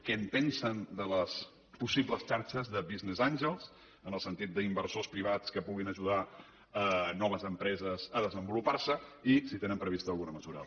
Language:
Catalan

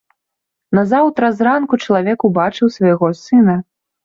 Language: Belarusian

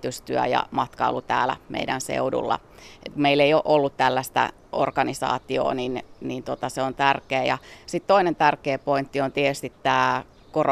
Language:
Finnish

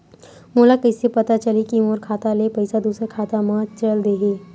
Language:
Chhattisgarhi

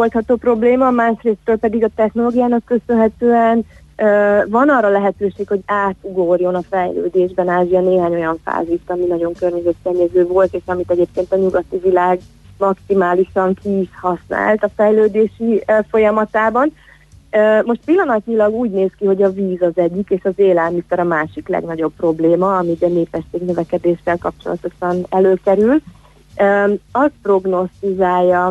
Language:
Hungarian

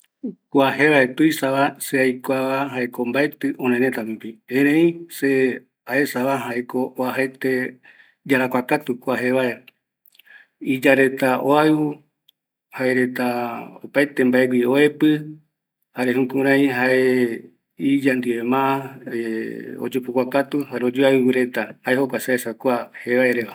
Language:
Eastern Bolivian Guaraní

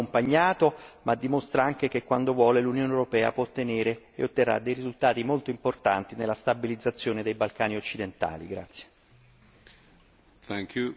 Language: Italian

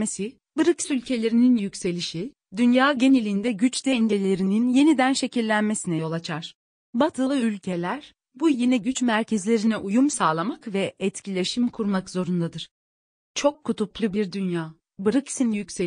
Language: Turkish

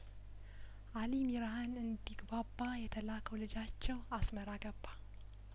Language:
Amharic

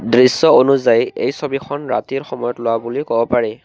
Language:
Assamese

